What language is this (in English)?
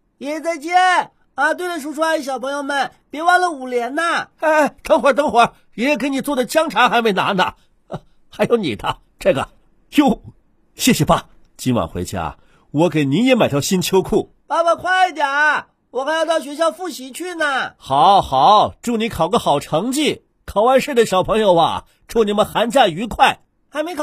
Chinese